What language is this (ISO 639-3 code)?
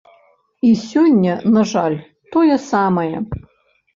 bel